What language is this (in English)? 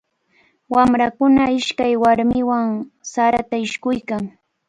Cajatambo North Lima Quechua